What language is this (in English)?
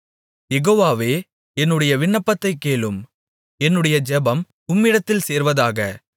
Tamil